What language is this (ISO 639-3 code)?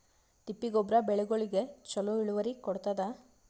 kan